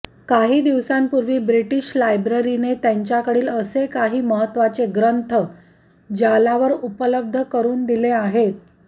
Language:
Marathi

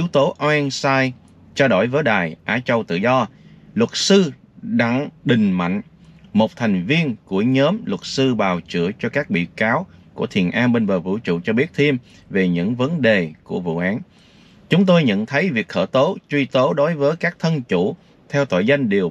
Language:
Vietnamese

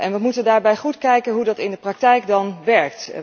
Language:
Dutch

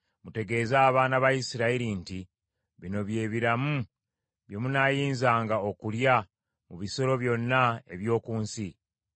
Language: Ganda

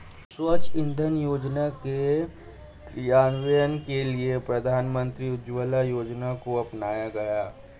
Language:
Hindi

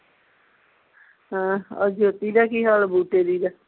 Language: Punjabi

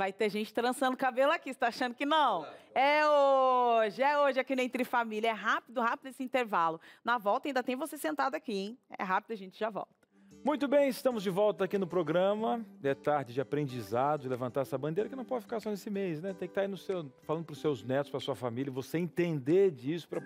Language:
Portuguese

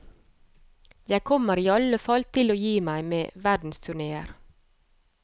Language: Norwegian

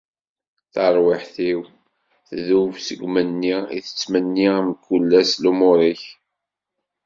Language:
Kabyle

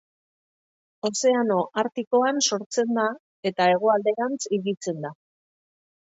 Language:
Basque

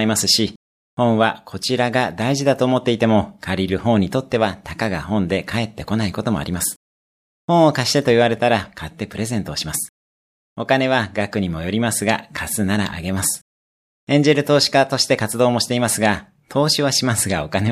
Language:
Japanese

